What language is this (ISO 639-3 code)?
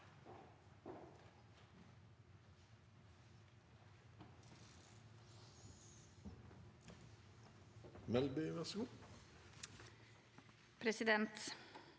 nor